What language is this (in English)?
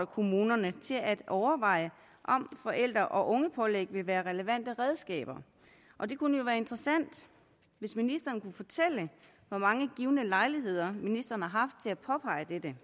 Danish